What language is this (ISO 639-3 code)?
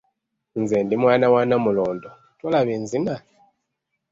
lug